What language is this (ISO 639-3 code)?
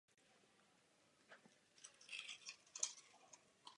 ces